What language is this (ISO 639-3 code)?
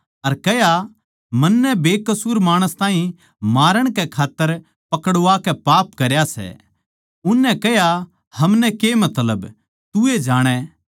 bgc